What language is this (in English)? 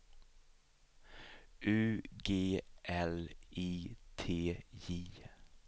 Swedish